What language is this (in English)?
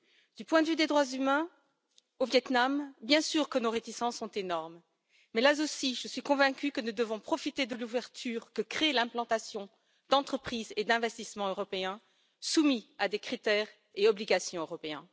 French